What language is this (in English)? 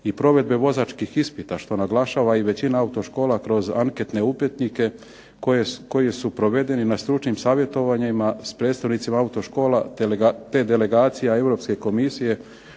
Croatian